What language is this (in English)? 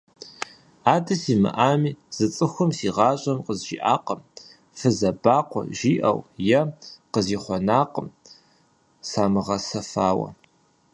Kabardian